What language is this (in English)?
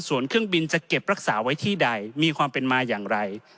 Thai